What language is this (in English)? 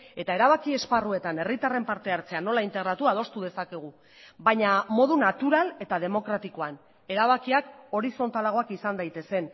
Basque